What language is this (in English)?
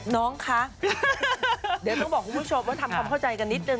Thai